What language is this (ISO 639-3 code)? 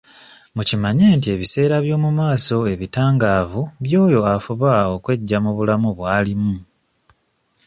lug